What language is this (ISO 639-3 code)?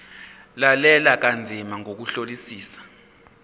zul